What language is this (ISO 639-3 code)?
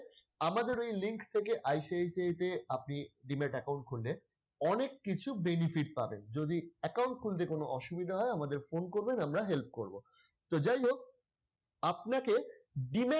ben